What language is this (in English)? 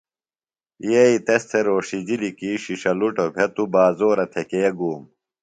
Phalura